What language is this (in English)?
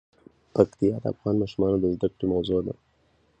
Pashto